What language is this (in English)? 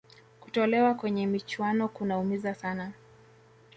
Swahili